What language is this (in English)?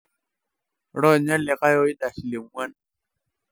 Masai